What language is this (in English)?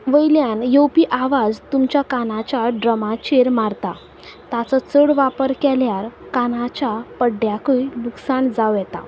Konkani